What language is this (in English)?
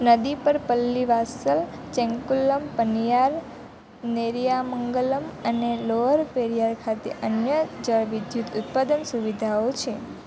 Gujarati